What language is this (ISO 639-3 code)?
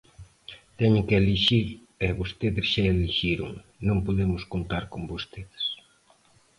glg